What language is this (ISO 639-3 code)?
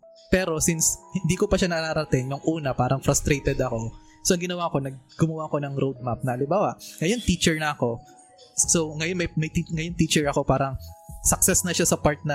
fil